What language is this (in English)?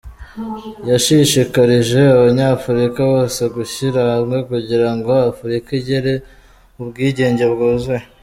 Kinyarwanda